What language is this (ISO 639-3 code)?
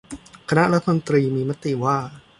tha